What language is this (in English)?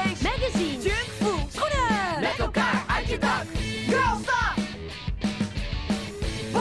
Dutch